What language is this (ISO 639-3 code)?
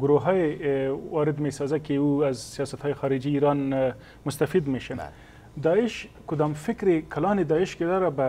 fas